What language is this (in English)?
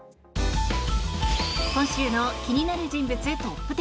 Japanese